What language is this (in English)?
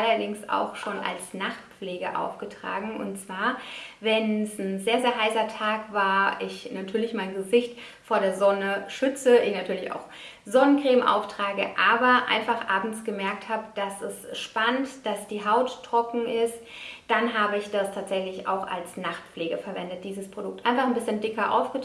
German